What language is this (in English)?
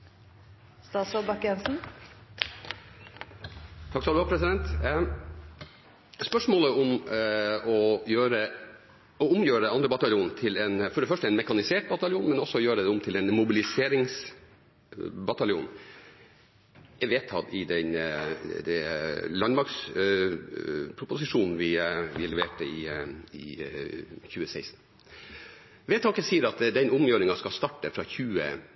Norwegian Bokmål